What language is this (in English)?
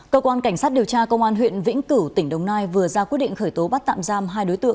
Vietnamese